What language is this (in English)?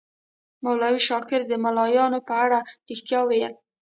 Pashto